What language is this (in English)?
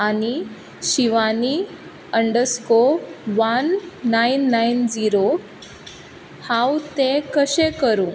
Konkani